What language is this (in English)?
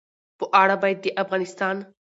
Pashto